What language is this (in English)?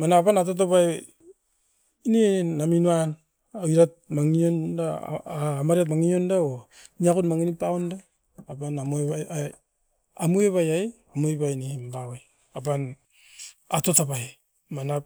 Askopan